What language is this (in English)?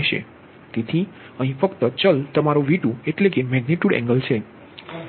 Gujarati